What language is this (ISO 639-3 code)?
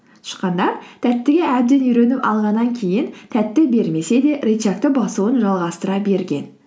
kaz